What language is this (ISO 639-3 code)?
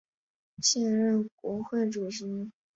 zho